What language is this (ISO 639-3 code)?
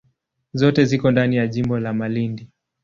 swa